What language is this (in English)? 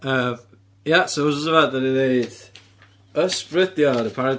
Welsh